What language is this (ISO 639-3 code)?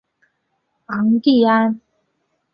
zho